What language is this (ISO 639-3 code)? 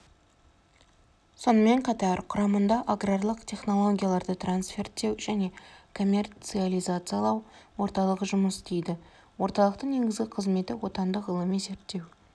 kaz